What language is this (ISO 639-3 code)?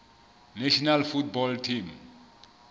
sot